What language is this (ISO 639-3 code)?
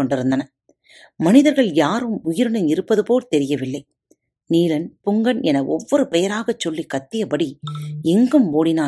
tam